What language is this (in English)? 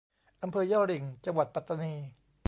Thai